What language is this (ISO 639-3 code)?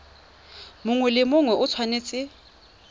tsn